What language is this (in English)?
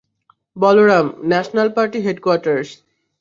Bangla